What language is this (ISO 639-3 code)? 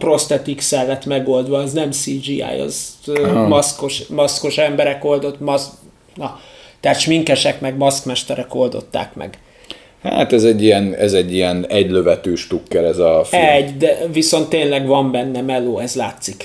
hun